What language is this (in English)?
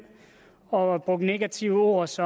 Danish